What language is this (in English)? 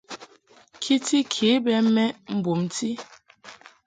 Mungaka